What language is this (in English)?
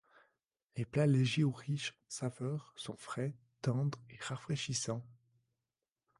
French